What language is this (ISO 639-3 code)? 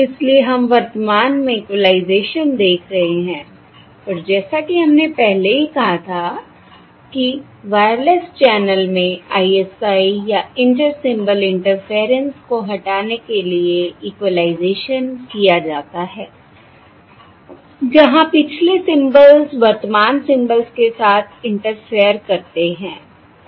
hin